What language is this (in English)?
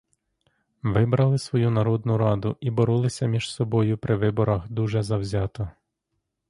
Ukrainian